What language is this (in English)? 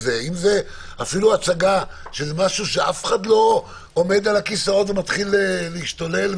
Hebrew